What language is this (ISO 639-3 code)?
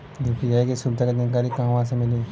bho